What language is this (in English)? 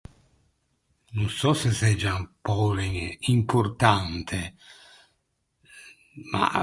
Ligurian